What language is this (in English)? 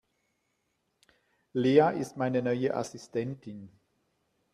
German